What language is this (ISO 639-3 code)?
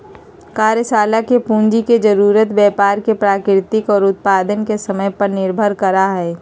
mag